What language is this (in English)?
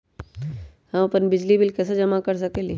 Magahi